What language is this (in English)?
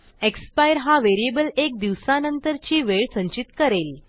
Marathi